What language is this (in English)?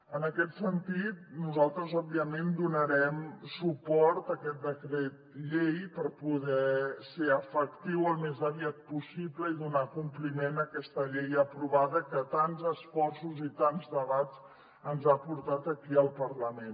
Catalan